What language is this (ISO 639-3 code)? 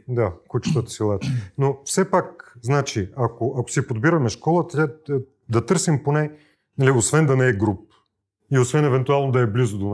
bul